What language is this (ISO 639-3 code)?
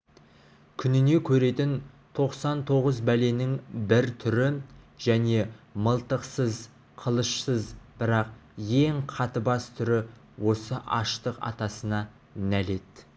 kaz